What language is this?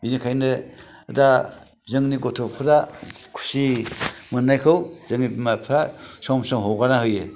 Bodo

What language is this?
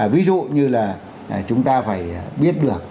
Vietnamese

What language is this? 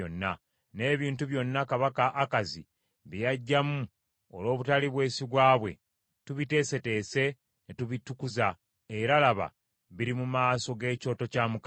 Ganda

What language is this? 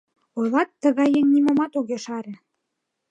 Mari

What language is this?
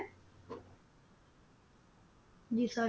Punjabi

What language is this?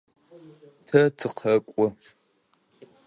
Adyghe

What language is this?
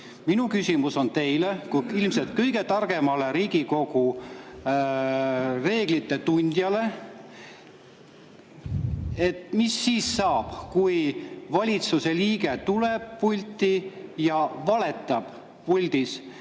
Estonian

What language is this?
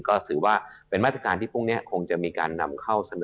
Thai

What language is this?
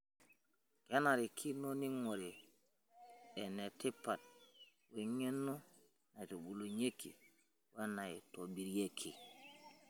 Masai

